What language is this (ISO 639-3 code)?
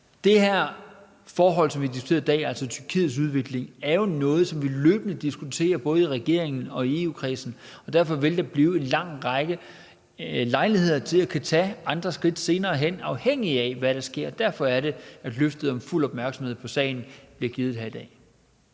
dan